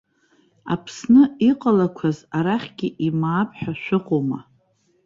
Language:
Abkhazian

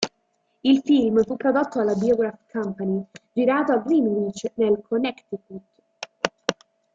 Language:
Italian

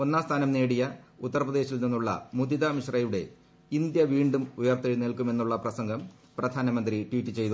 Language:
Malayalam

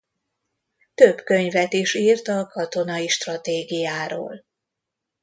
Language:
Hungarian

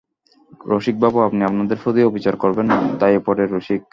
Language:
Bangla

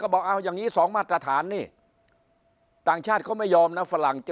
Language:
Thai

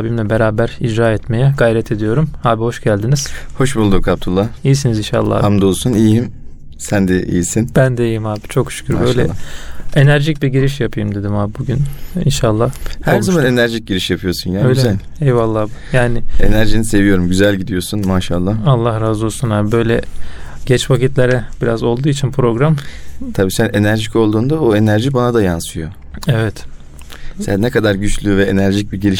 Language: Turkish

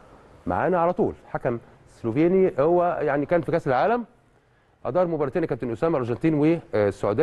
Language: Arabic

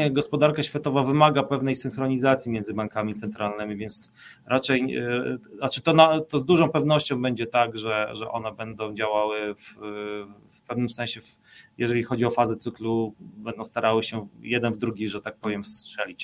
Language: Polish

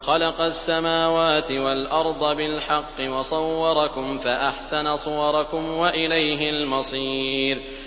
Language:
Arabic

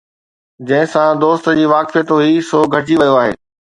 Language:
Sindhi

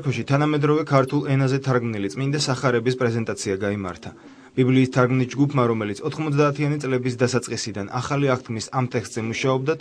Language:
Bulgarian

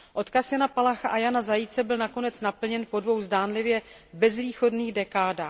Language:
Czech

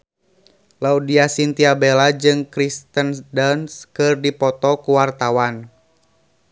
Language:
Sundanese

